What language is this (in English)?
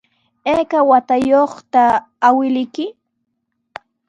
Sihuas Ancash Quechua